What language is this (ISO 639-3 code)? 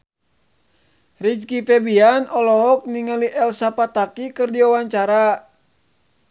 sun